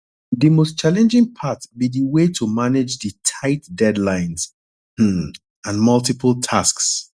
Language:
Nigerian Pidgin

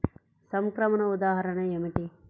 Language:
Telugu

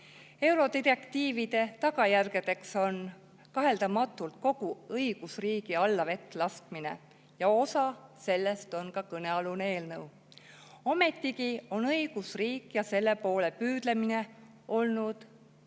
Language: Estonian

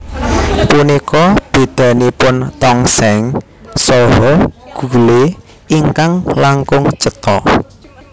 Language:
Javanese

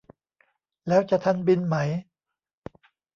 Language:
Thai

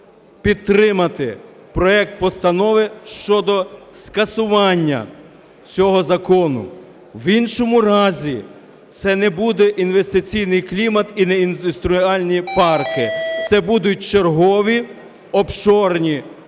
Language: Ukrainian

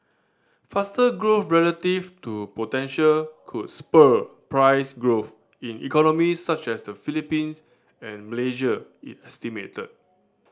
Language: English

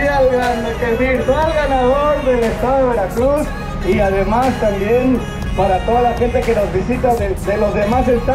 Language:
Spanish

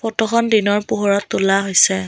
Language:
Assamese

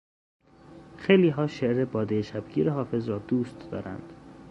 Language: Persian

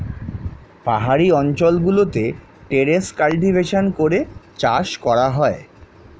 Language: Bangla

